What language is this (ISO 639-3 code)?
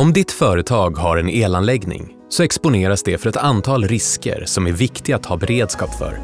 swe